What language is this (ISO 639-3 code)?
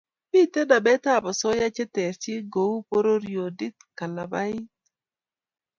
kln